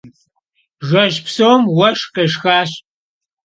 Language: Kabardian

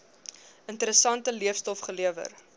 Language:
Afrikaans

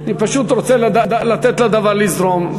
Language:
Hebrew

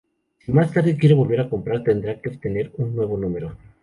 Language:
Spanish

